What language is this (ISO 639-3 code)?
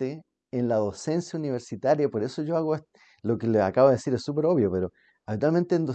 spa